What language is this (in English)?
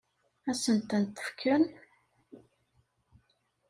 Kabyle